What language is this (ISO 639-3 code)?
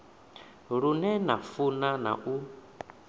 ven